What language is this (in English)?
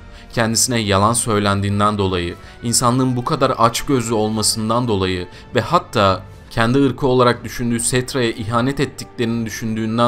Turkish